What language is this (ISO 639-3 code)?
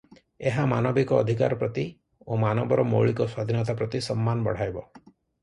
ori